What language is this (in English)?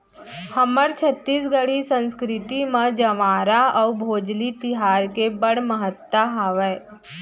Chhattisgarhi